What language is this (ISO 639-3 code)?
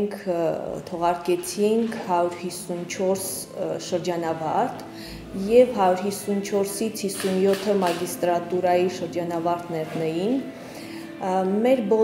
rus